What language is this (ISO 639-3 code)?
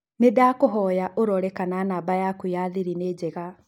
kik